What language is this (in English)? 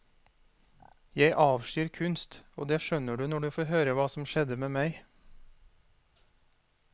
Norwegian